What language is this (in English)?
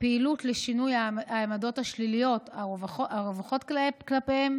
Hebrew